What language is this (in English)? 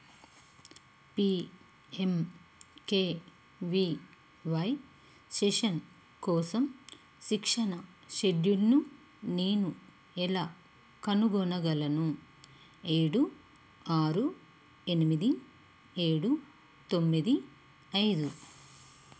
Telugu